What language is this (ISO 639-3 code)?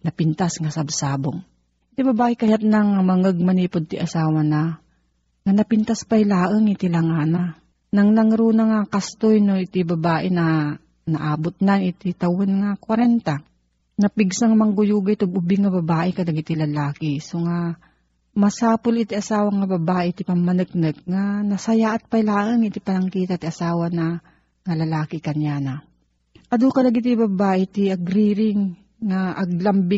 fil